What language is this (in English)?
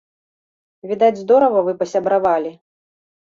Belarusian